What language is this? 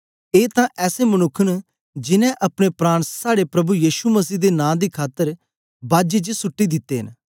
Dogri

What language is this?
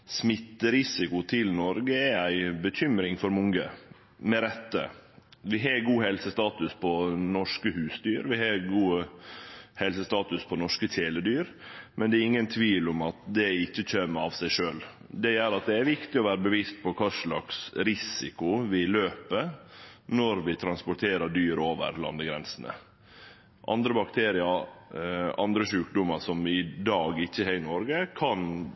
Norwegian Nynorsk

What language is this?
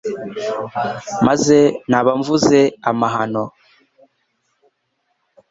Kinyarwanda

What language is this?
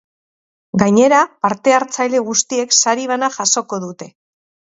Basque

